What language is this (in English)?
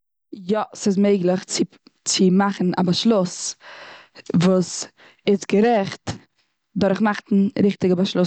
Yiddish